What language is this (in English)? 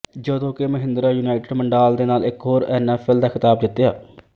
Punjabi